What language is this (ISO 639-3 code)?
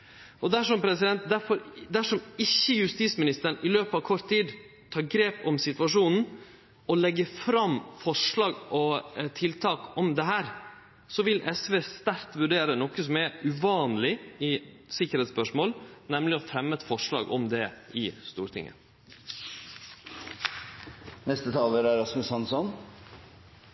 nno